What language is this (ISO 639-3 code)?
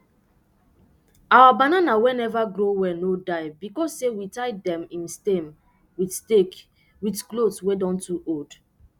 pcm